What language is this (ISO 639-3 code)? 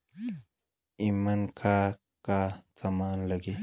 bho